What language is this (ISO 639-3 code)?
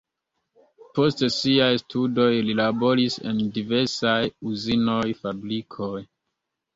epo